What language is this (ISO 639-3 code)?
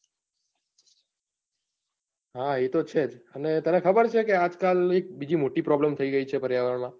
guj